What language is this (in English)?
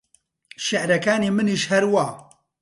Central Kurdish